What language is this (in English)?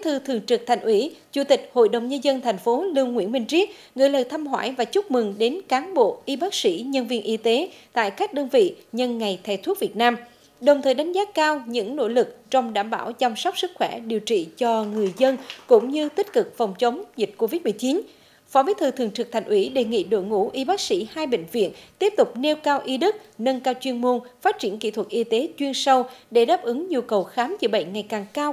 Vietnamese